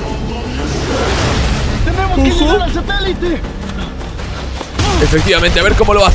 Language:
Spanish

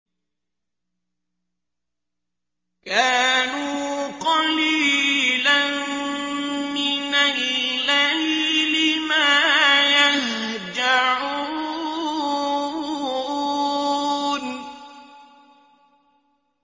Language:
Arabic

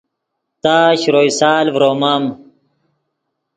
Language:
Yidgha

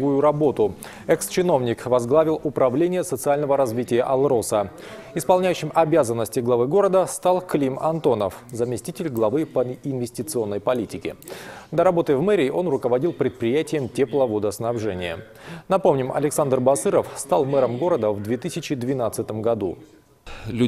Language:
Russian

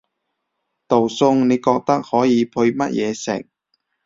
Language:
Cantonese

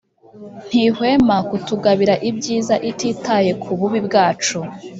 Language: Kinyarwanda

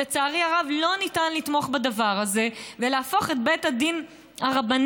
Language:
Hebrew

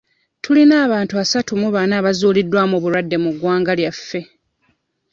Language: Ganda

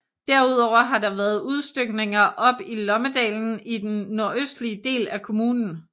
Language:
Danish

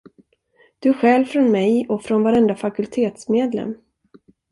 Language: Swedish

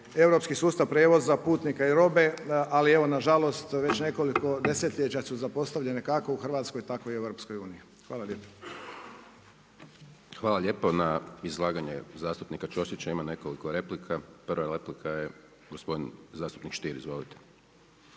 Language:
Croatian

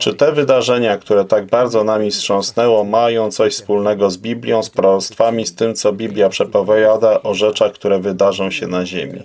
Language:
Polish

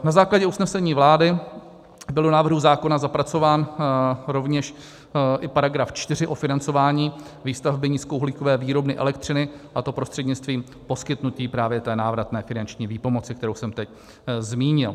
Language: Czech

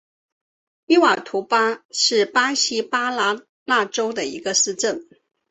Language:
Chinese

